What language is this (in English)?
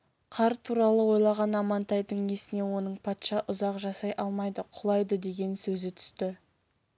Kazakh